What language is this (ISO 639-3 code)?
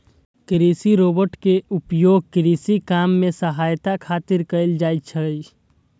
mai